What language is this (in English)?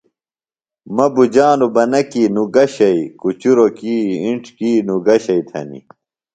Phalura